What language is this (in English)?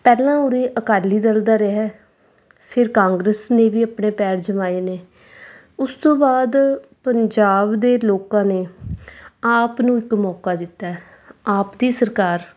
Punjabi